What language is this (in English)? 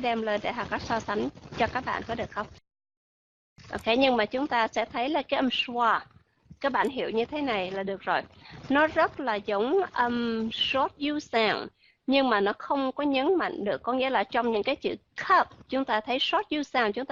Vietnamese